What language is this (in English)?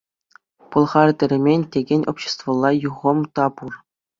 Chuvash